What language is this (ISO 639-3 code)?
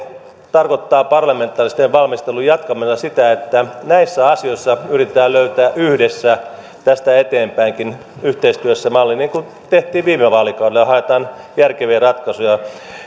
fin